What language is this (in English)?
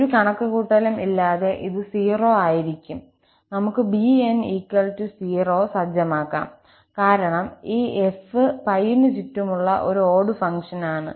Malayalam